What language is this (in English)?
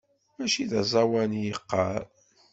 Kabyle